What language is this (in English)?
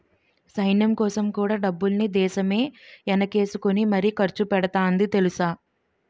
Telugu